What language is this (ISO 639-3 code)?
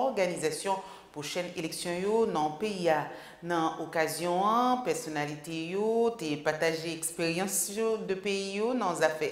fra